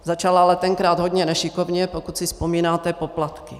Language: Czech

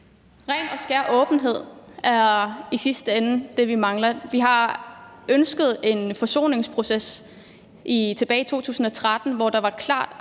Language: Danish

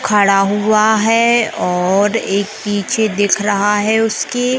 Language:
Hindi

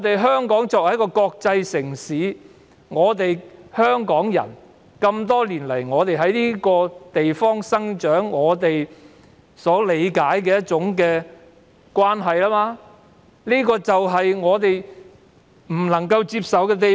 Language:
Cantonese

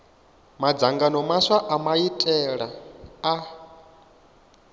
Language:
Venda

